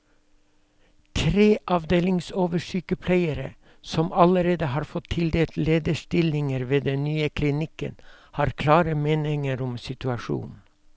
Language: Norwegian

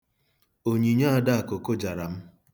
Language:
Igbo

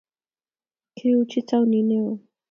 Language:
Kalenjin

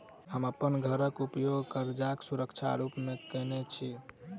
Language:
Maithili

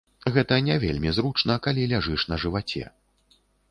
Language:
Belarusian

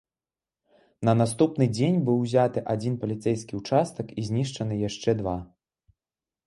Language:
Belarusian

